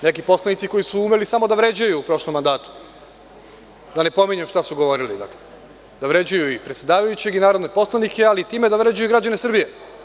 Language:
Serbian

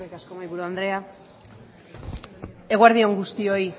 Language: Basque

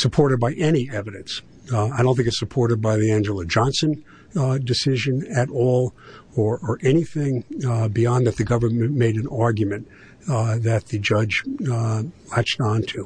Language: English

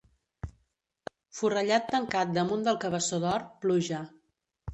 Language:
Catalan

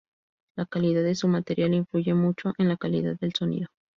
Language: Spanish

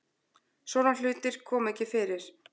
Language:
Icelandic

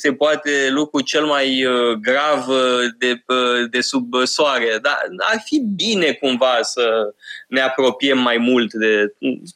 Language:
Romanian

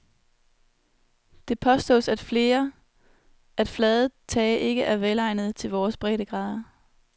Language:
Danish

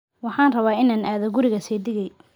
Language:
Somali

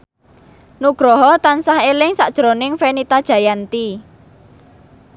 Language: Javanese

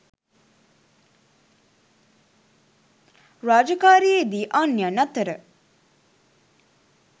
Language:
Sinhala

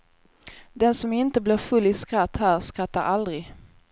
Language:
Swedish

